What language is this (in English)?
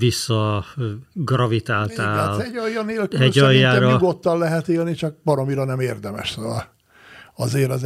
Hungarian